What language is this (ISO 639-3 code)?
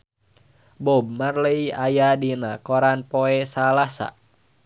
sun